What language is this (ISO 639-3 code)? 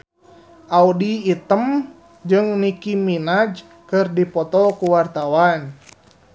sun